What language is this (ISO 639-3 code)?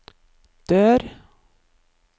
nor